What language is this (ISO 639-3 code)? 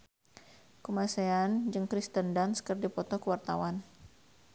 sun